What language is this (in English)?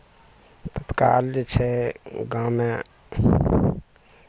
Maithili